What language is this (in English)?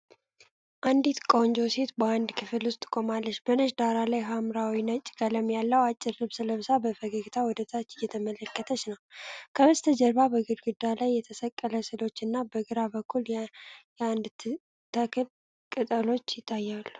Amharic